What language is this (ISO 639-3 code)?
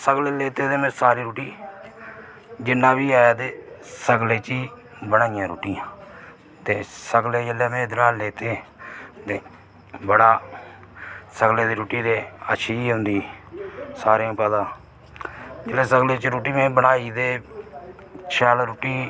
doi